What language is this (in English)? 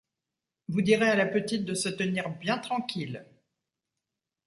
French